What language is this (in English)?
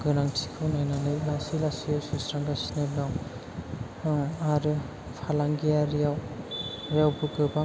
Bodo